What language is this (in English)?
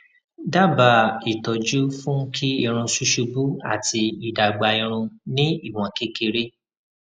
Yoruba